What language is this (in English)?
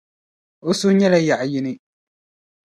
Dagbani